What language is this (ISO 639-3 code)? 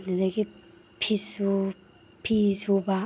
mni